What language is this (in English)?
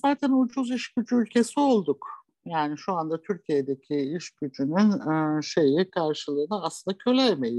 Turkish